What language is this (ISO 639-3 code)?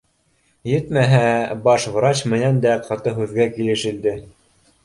bak